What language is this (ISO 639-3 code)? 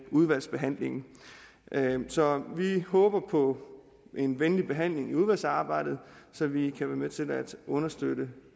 dan